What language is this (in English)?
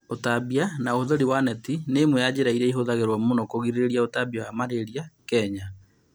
Kikuyu